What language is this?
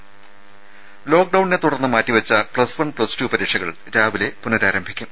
Malayalam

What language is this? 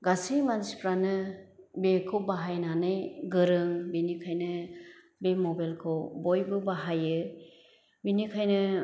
Bodo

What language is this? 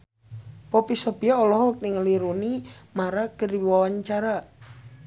Sundanese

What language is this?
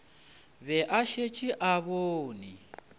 Northern Sotho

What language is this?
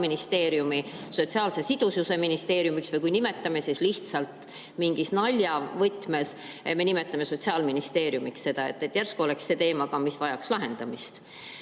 Estonian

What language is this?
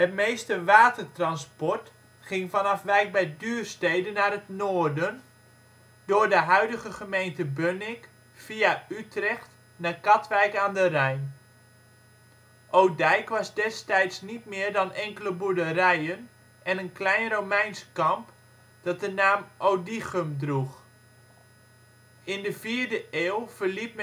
Dutch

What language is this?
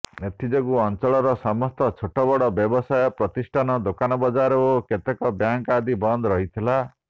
Odia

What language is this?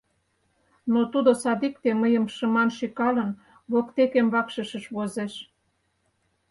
Mari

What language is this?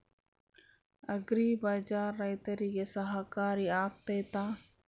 Kannada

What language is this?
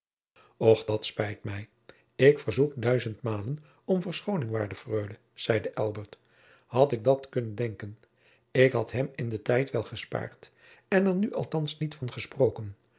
Dutch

